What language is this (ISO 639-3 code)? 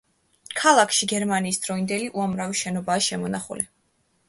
kat